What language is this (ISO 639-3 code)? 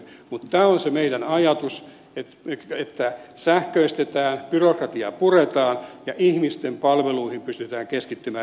fin